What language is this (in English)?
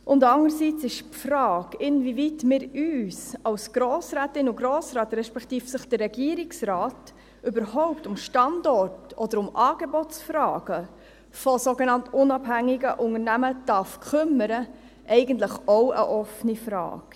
Swiss German